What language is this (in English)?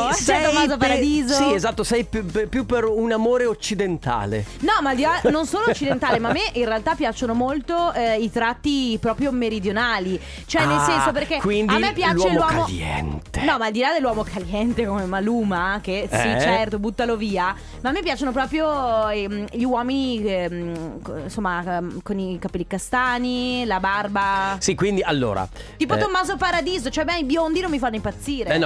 Italian